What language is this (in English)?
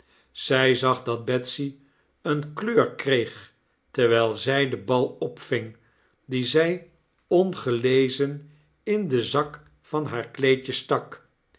Dutch